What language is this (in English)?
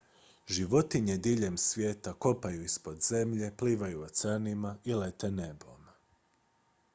Croatian